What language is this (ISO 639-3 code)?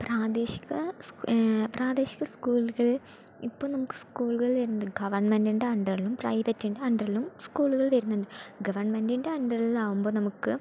mal